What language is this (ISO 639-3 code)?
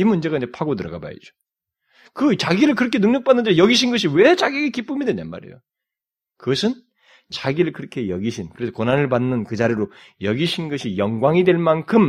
kor